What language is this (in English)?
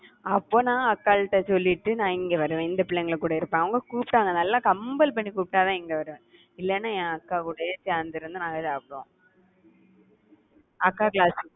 Tamil